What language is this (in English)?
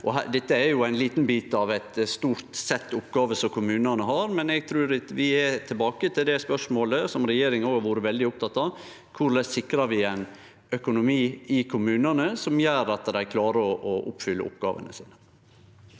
Norwegian